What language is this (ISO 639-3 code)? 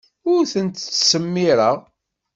kab